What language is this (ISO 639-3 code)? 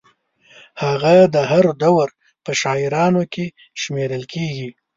pus